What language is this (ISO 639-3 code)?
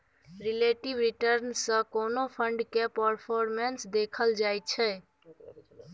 mai